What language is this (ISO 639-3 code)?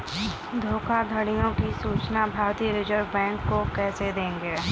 hin